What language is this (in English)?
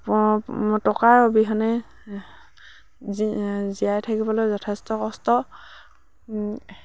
Assamese